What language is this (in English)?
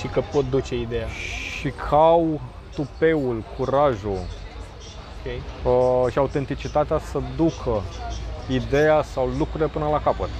Romanian